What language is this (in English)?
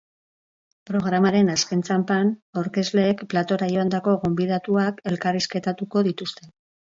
Basque